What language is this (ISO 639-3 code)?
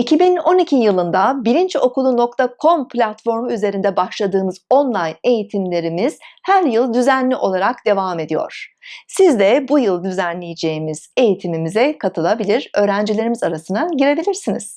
tur